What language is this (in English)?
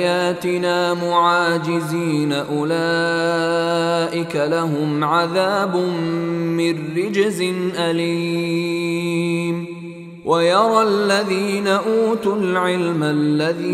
Arabic